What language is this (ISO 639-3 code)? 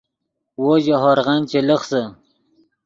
ydg